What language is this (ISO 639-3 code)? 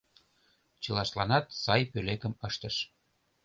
chm